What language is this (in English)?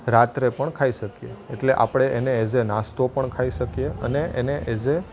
Gujarati